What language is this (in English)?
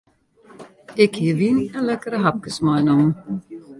Western Frisian